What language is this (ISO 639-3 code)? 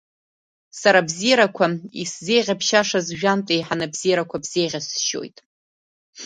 abk